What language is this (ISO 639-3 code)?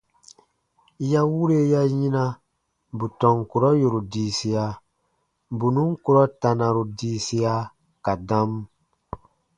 bba